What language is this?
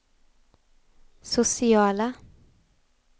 Swedish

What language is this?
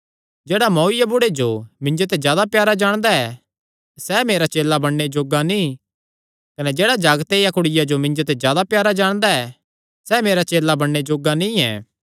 Kangri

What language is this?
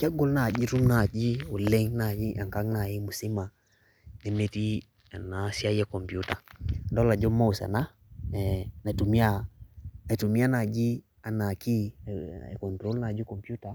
Masai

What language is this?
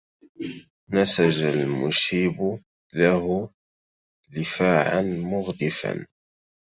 Arabic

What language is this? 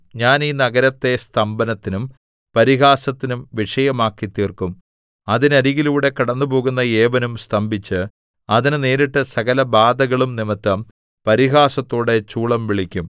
Malayalam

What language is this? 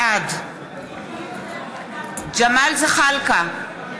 Hebrew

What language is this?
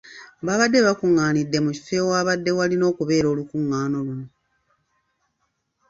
Ganda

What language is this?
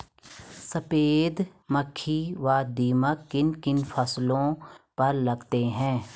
Hindi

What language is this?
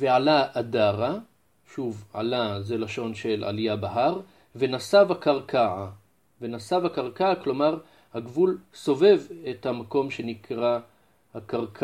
Hebrew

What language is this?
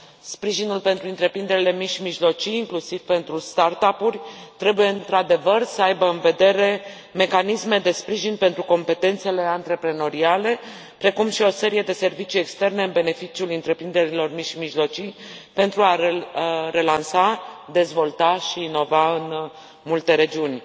Romanian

